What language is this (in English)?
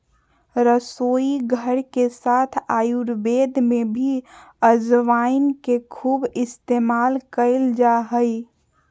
Magahi